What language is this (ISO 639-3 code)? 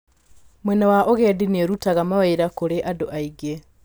kik